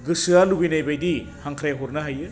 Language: Bodo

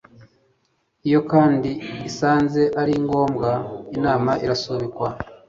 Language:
Kinyarwanda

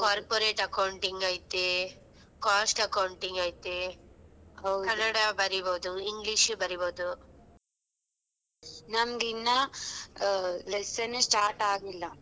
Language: Kannada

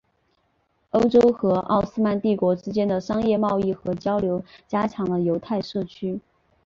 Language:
Chinese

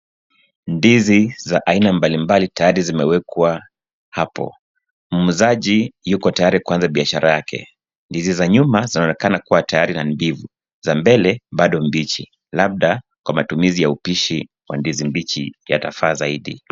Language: Swahili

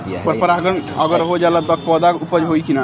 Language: Bhojpuri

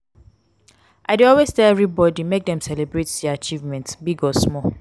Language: Nigerian Pidgin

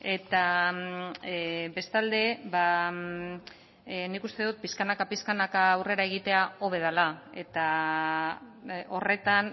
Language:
Basque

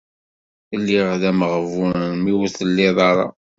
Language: Kabyle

